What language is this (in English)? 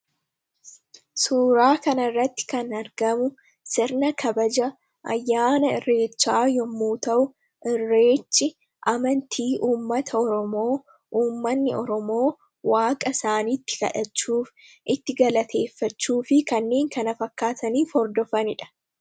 Oromo